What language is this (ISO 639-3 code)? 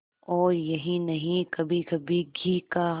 hin